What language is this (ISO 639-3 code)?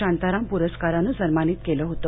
mar